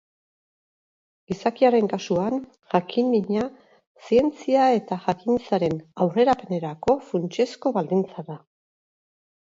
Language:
Basque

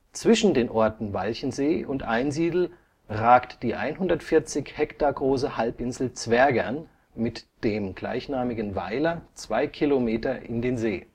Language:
German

